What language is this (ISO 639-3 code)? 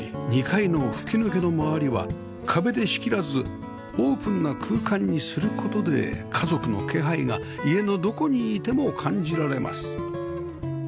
jpn